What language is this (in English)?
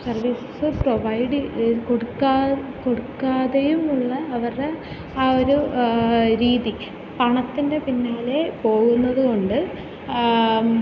Malayalam